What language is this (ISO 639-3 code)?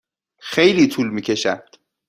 fas